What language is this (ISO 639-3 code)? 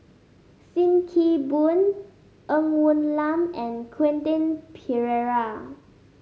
eng